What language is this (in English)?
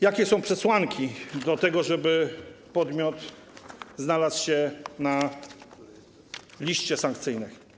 Polish